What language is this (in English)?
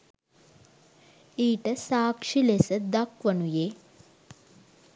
Sinhala